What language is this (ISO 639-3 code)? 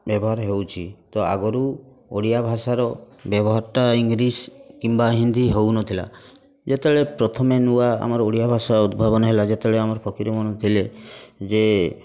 ori